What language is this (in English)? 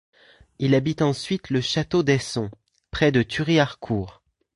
French